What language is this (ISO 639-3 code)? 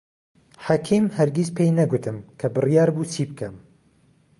ckb